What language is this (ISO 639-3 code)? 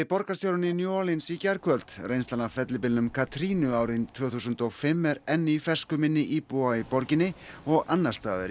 isl